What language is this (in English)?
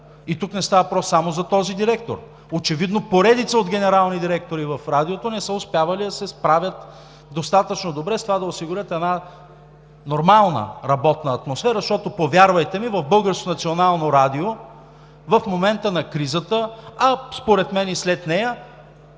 Bulgarian